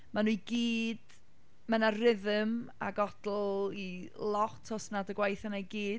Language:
Welsh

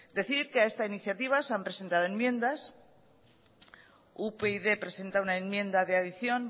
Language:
Spanish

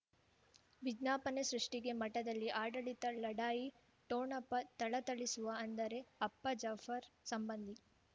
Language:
Kannada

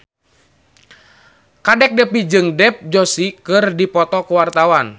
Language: Sundanese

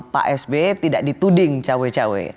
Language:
Indonesian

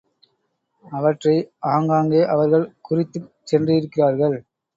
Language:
Tamil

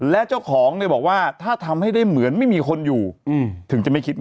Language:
Thai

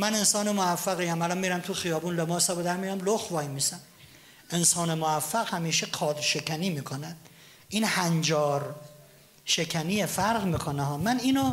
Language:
Persian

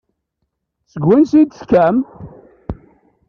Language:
Kabyle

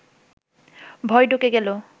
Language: Bangla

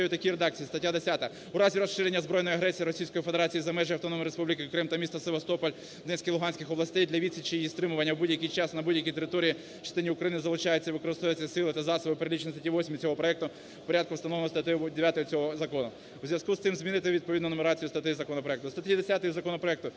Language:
Ukrainian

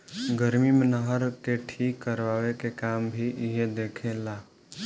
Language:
Bhojpuri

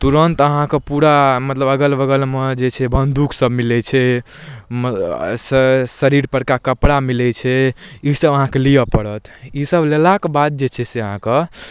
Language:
Maithili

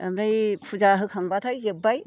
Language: Bodo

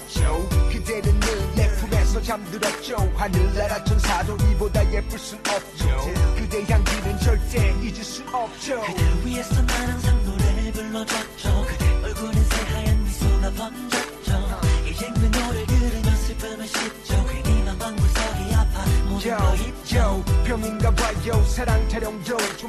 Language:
Chinese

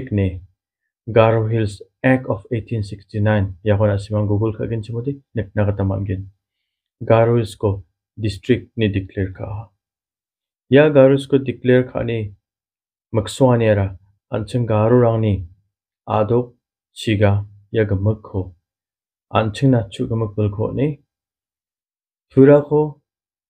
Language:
Korean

